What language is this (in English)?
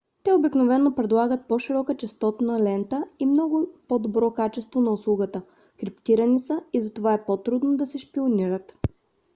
Bulgarian